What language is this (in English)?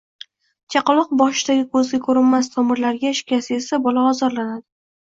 Uzbek